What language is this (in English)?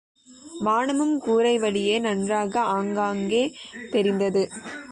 Tamil